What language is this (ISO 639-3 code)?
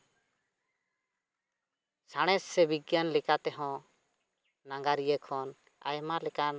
sat